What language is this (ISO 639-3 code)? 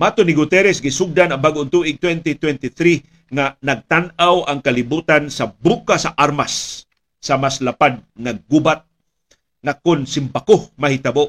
fil